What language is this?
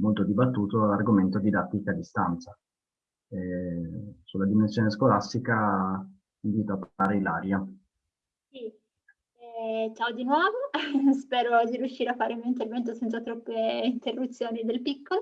Italian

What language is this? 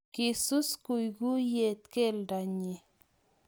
Kalenjin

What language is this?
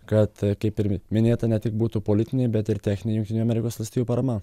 Lithuanian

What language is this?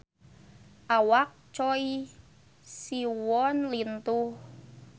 Sundanese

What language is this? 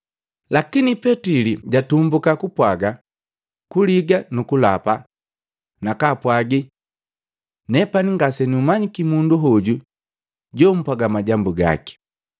Matengo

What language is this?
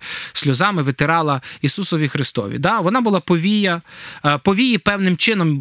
Ukrainian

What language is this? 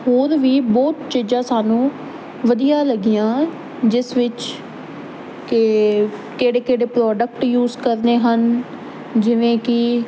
Punjabi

